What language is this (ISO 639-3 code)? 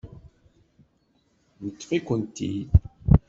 kab